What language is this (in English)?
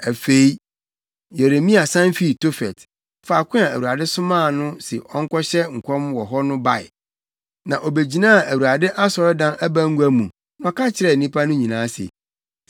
Akan